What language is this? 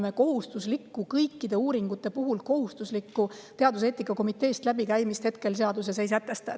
Estonian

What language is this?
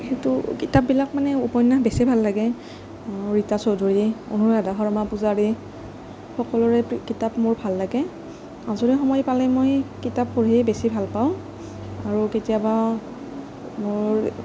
Assamese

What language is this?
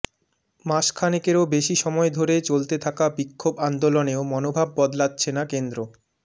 Bangla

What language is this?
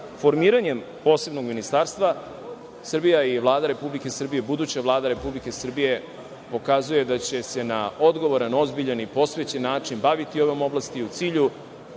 Serbian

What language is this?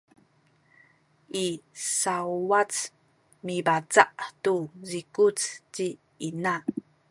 Sakizaya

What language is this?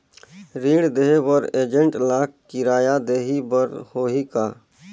Chhattisgarhi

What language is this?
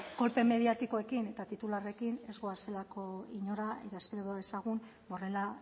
Basque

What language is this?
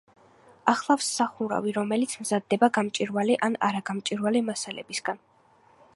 Georgian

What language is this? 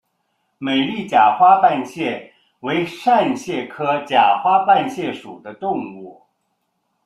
Chinese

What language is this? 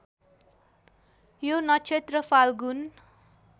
Nepali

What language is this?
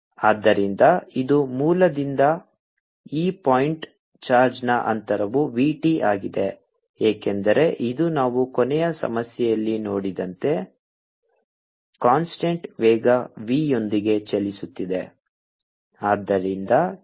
Kannada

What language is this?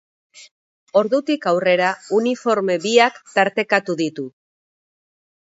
Basque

